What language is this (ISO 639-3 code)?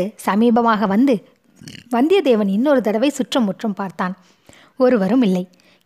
tam